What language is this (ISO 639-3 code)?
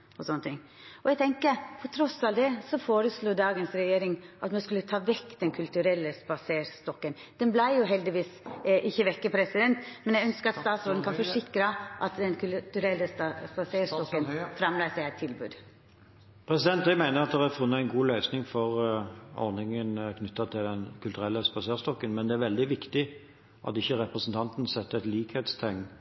nor